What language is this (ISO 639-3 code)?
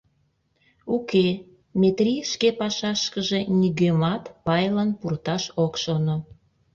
chm